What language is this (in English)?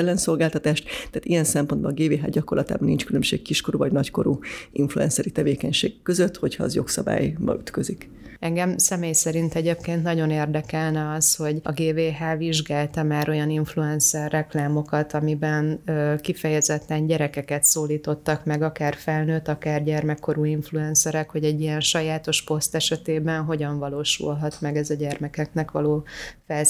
Hungarian